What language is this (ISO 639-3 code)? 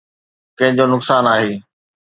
snd